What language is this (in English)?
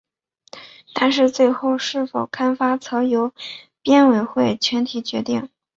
Chinese